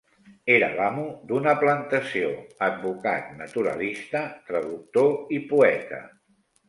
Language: Catalan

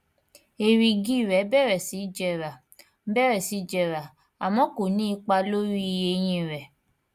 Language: Yoruba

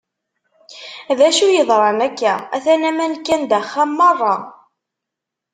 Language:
Kabyle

